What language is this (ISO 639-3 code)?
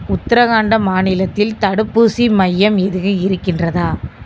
tam